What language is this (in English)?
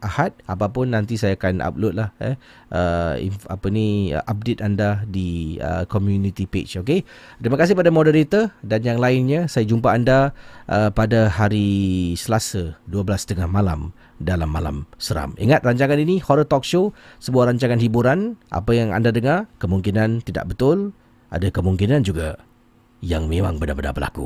Malay